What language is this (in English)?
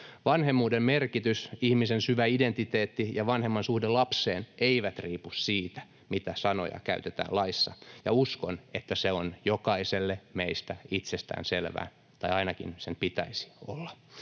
Finnish